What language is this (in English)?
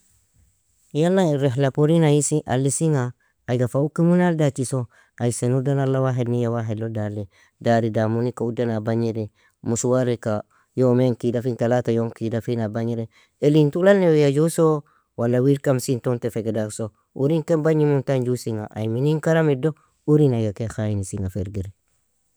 Nobiin